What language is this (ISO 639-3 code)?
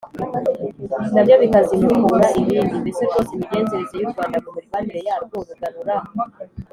kin